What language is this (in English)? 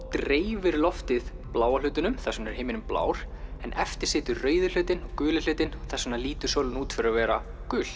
Icelandic